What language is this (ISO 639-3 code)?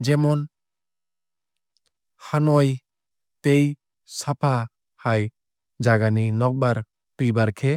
trp